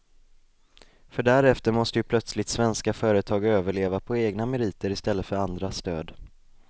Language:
Swedish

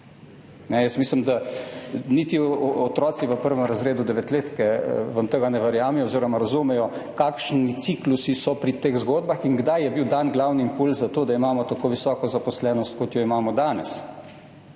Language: Slovenian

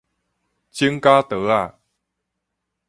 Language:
Min Nan Chinese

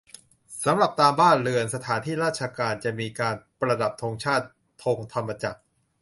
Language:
Thai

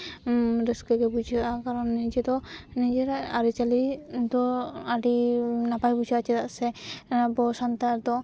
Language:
Santali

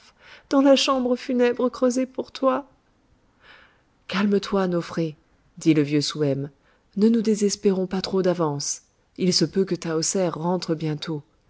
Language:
French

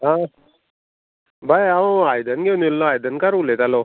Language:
Konkani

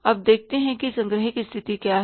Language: Hindi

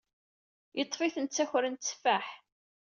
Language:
Kabyle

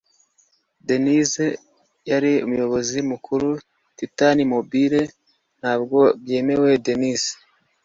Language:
Kinyarwanda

